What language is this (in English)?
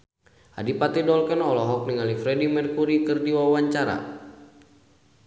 Sundanese